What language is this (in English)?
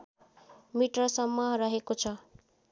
Nepali